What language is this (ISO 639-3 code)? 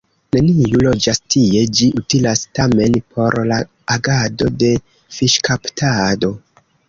epo